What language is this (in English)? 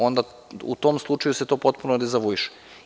Serbian